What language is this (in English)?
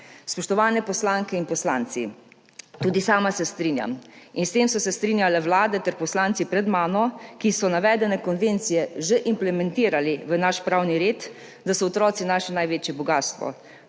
Slovenian